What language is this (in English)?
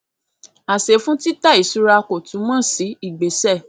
Yoruba